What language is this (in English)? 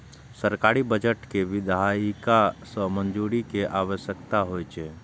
Maithili